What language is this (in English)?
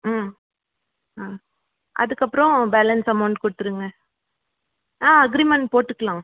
Tamil